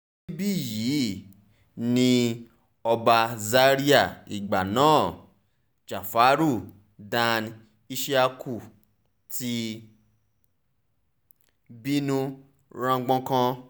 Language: Yoruba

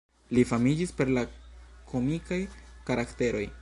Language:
Esperanto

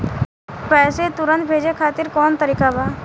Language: Bhojpuri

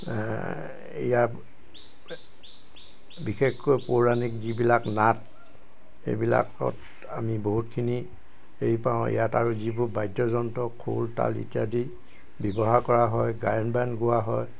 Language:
Assamese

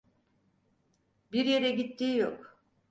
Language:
Turkish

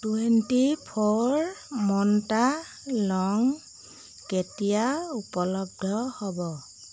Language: Assamese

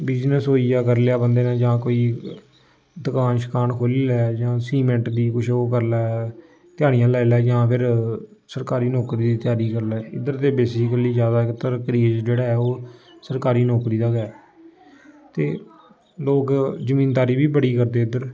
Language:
Dogri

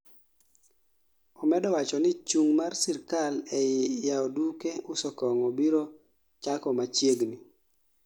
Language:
Luo (Kenya and Tanzania)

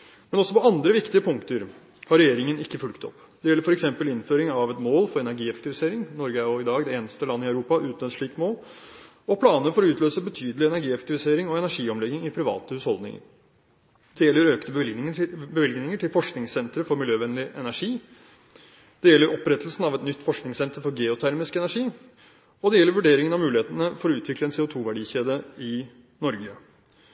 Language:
Norwegian Bokmål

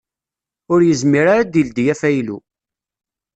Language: Kabyle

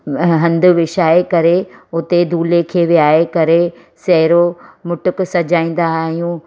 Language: Sindhi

